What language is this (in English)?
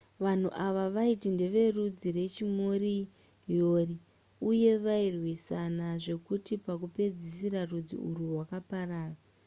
Shona